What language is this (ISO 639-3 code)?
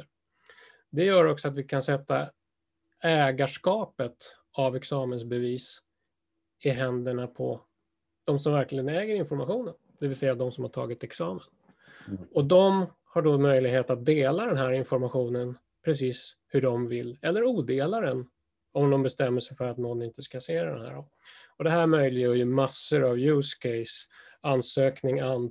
swe